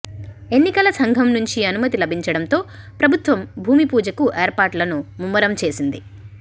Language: Telugu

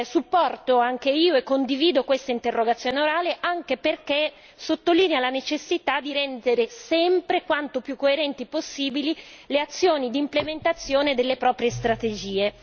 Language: Italian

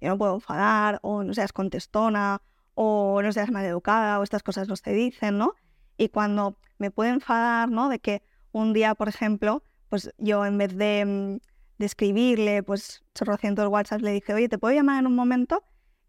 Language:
Spanish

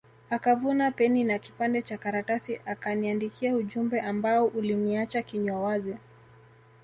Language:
Swahili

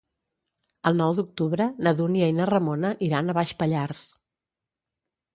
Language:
Catalan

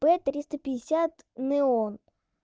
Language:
Russian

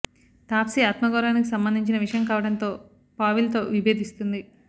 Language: Telugu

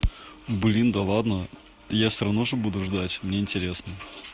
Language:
Russian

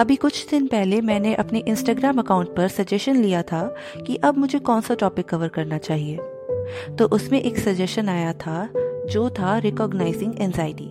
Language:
Hindi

